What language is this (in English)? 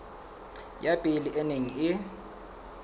Southern Sotho